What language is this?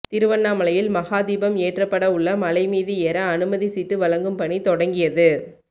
Tamil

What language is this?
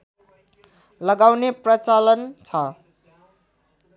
Nepali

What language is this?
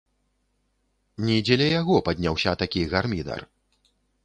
Belarusian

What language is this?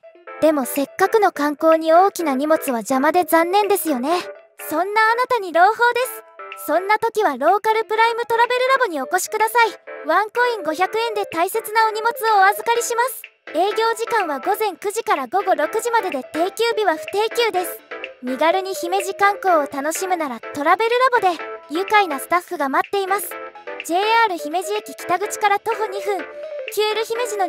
Japanese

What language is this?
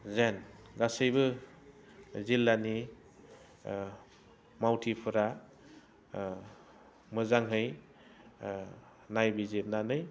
Bodo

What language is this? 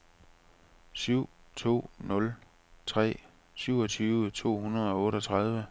Danish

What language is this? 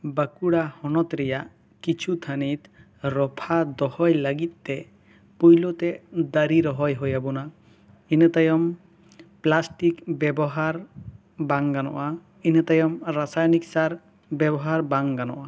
Santali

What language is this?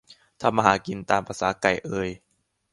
Thai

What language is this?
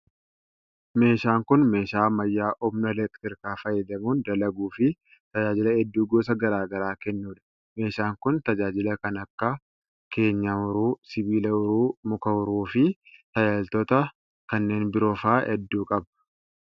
Oromo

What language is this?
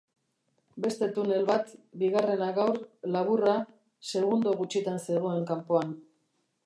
Basque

